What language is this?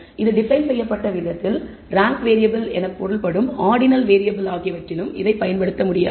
Tamil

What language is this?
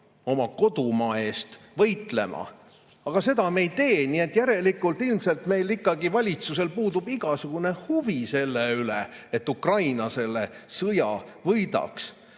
Estonian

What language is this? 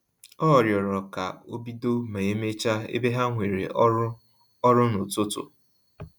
Igbo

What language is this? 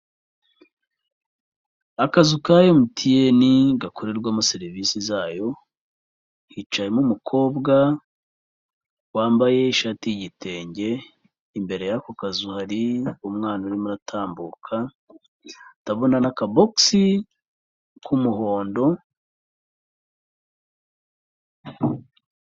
Kinyarwanda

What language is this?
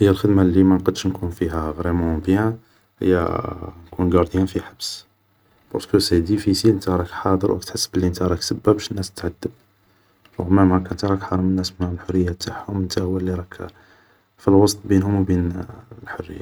Algerian Arabic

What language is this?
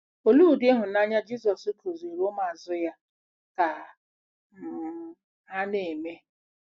Igbo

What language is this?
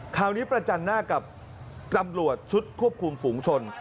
Thai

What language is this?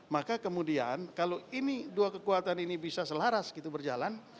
Indonesian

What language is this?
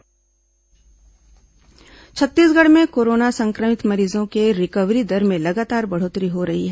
Hindi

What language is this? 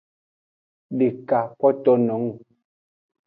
Aja (Benin)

